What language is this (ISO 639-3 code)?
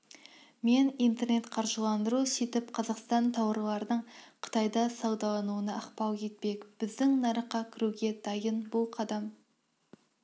kaz